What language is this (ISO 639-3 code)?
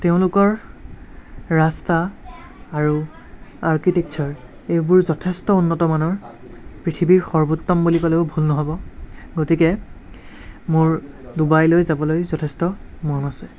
asm